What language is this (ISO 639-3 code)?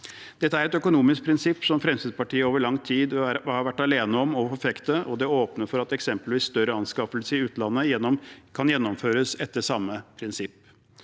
nor